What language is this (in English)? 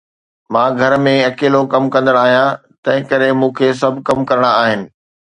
Sindhi